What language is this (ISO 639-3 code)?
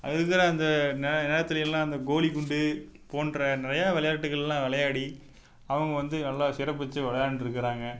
tam